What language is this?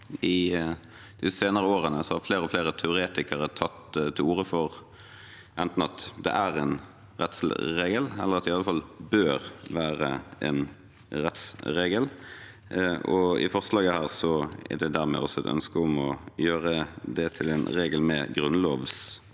Norwegian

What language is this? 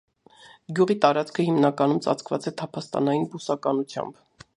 Armenian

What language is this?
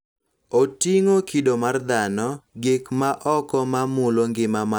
Luo (Kenya and Tanzania)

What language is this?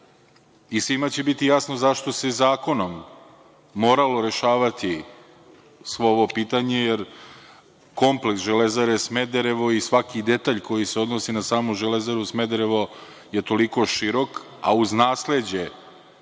Serbian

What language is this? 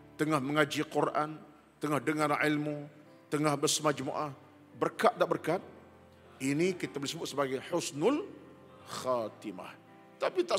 Malay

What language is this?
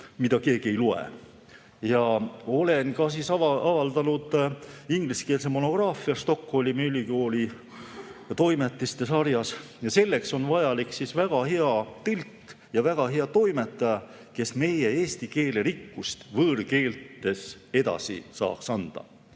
Estonian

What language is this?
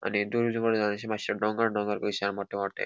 Konkani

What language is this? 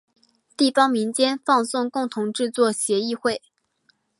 Chinese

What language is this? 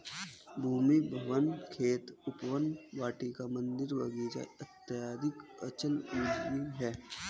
Hindi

